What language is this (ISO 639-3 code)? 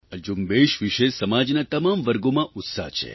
guj